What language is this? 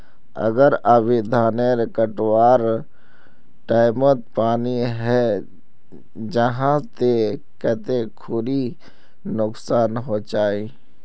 Magahi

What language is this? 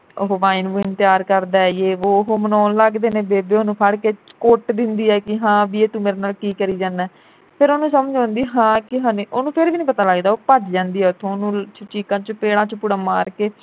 Punjabi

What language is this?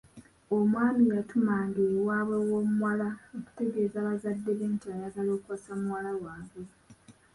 Ganda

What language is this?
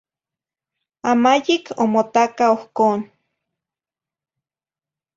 Zacatlán-Ahuacatlán-Tepetzintla Nahuatl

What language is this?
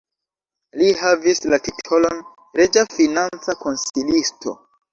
Esperanto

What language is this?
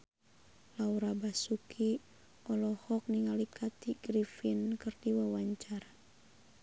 Sundanese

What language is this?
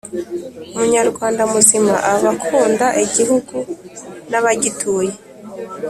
Kinyarwanda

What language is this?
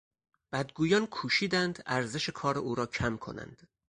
Persian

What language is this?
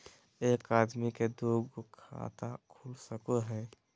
Magahi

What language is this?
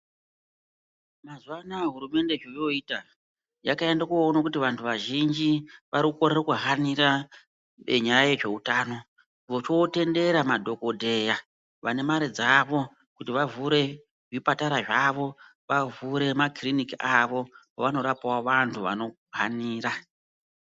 Ndau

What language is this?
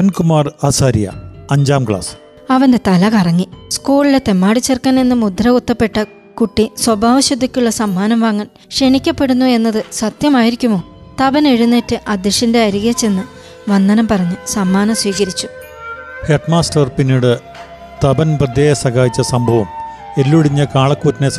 Malayalam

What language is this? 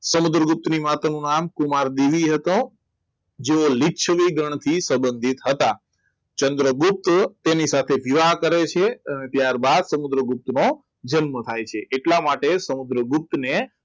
Gujarati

